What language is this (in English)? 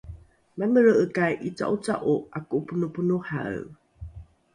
Rukai